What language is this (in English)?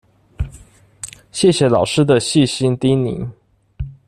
Chinese